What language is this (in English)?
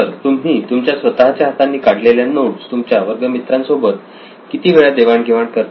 Marathi